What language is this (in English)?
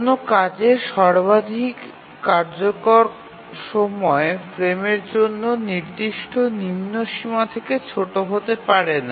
Bangla